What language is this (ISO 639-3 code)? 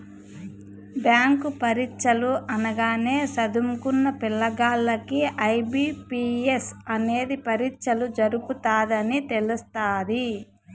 tel